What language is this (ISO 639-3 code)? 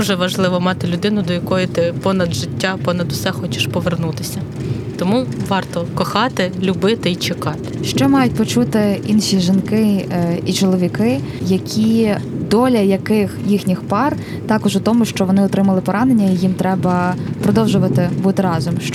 ukr